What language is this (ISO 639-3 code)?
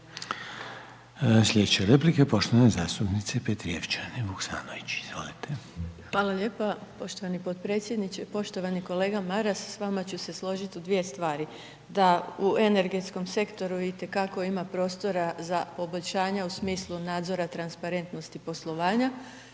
hrv